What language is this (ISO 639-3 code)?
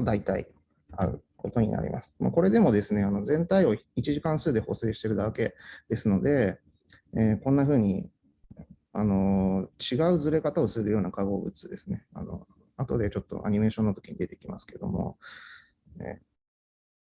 jpn